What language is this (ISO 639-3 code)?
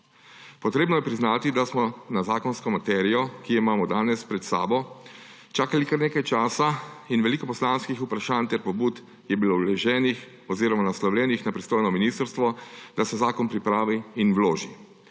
slv